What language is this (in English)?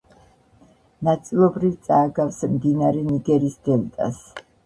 Georgian